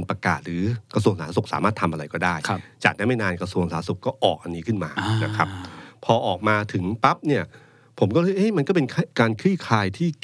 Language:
Thai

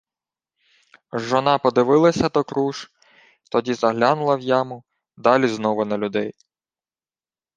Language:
Ukrainian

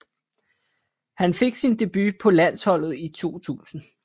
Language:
Danish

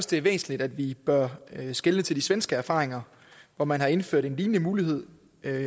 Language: Danish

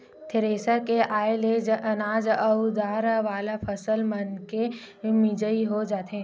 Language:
Chhattisgarhi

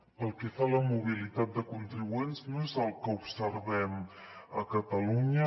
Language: Catalan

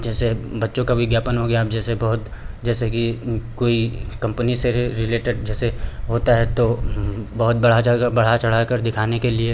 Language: Hindi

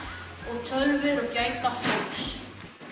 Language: Icelandic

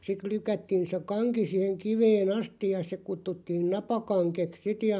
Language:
Finnish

